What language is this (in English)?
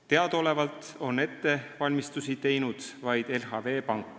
Estonian